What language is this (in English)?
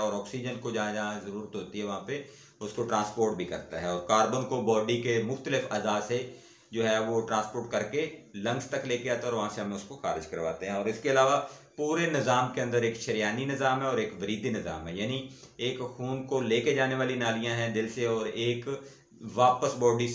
Hindi